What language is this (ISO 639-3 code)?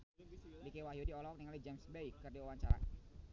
sun